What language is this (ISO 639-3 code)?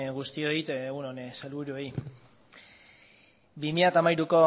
eus